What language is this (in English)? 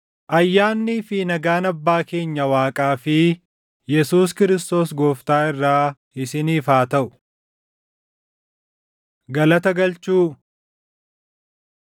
Oromo